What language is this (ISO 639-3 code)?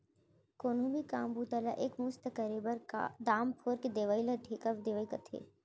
hne